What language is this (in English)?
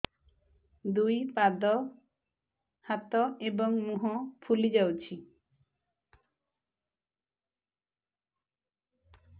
Odia